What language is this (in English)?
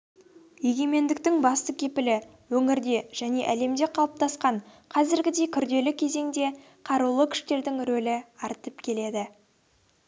Kazakh